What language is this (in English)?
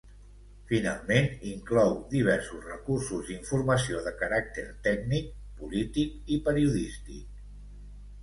Catalan